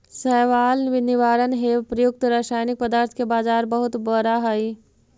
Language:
Magahi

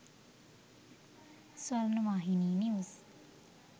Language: Sinhala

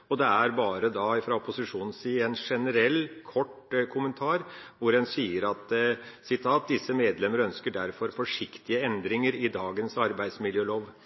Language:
Norwegian Bokmål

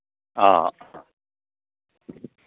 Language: Manipuri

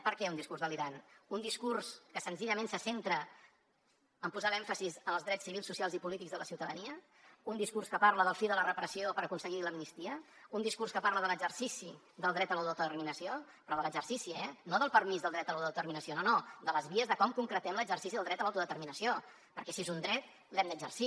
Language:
Catalan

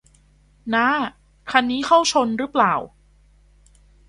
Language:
Thai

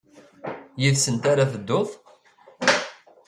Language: Kabyle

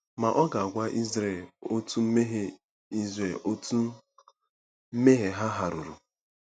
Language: Igbo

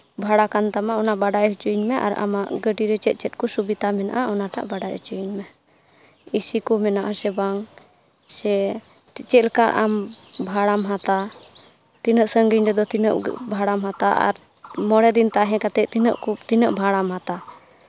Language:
Santali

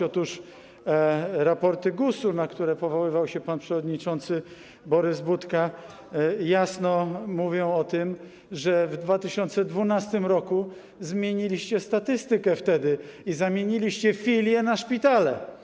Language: Polish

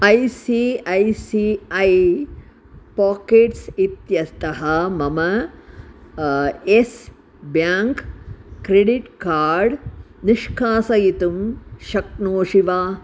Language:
Sanskrit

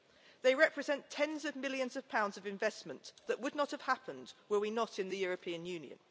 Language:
English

